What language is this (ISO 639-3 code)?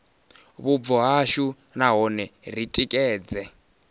ven